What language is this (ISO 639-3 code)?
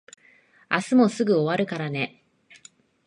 jpn